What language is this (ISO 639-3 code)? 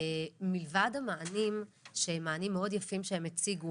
heb